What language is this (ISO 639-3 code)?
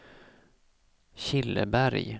swe